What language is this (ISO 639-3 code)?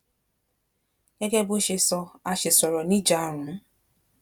yor